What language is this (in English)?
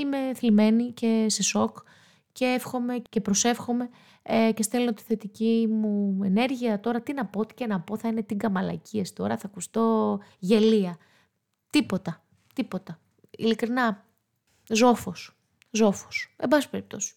Greek